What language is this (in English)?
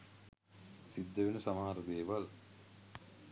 Sinhala